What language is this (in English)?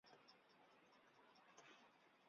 Chinese